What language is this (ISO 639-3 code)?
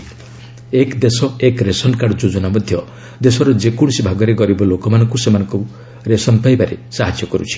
ori